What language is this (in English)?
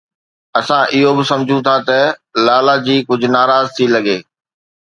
Sindhi